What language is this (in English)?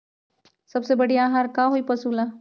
Magahi